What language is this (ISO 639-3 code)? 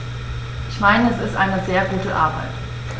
deu